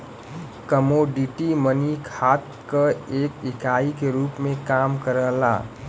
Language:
Bhojpuri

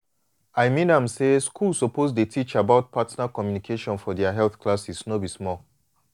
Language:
Nigerian Pidgin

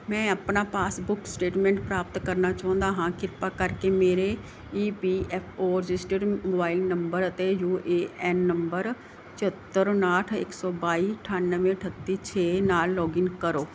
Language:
Punjabi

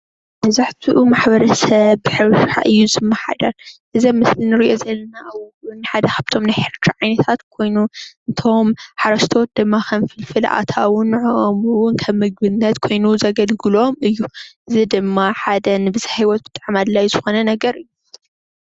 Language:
Tigrinya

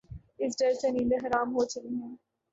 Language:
Urdu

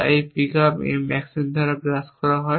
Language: Bangla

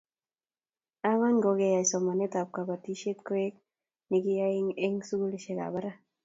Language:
Kalenjin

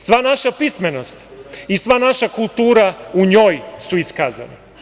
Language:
Serbian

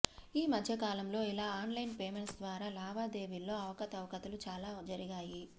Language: Telugu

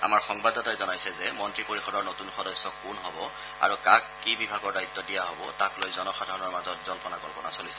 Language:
Assamese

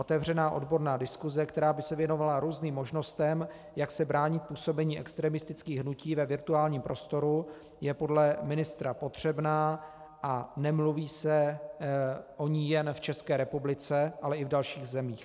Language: Czech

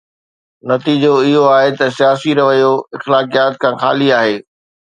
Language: Sindhi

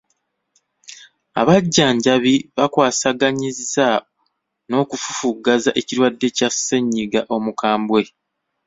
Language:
Ganda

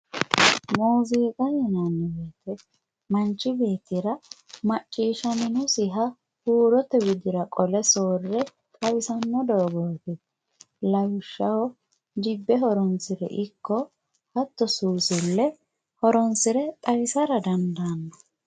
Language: Sidamo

